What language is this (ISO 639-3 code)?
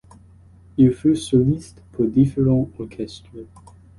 fra